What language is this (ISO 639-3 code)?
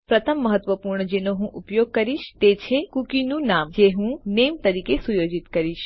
guj